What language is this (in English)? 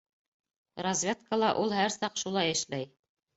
Bashkir